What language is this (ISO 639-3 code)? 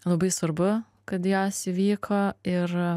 lit